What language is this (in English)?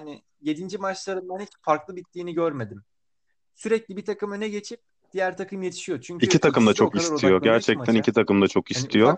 Turkish